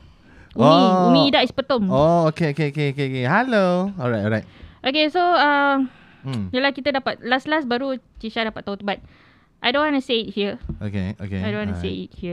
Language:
Malay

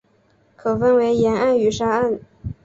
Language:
Chinese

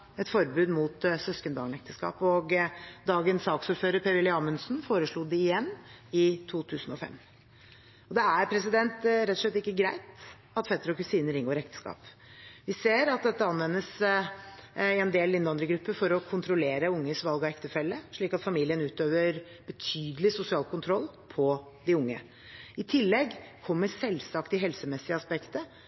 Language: Norwegian Bokmål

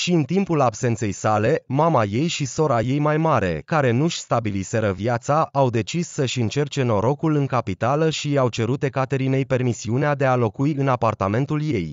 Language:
Romanian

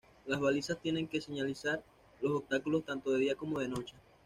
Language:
Spanish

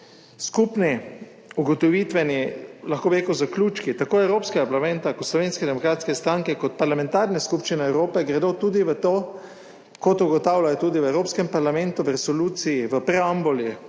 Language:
Slovenian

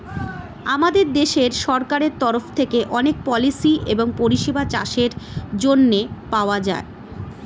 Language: Bangla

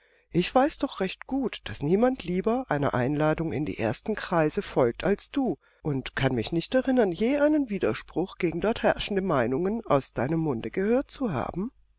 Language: German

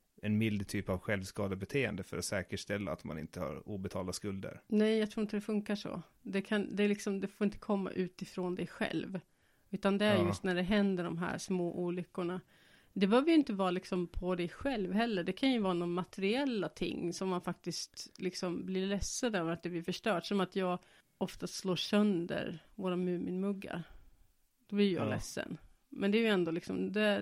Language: Swedish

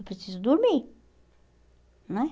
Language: Portuguese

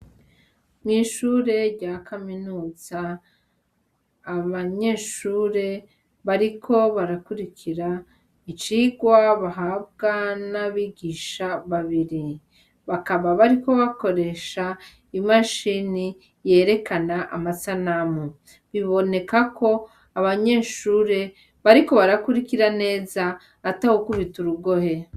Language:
Rundi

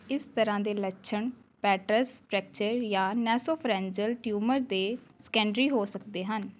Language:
Punjabi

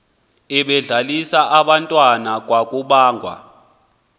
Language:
Xhosa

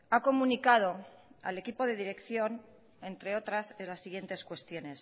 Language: Spanish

